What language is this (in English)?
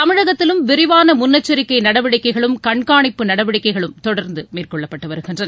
Tamil